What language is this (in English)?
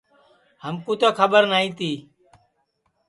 Sansi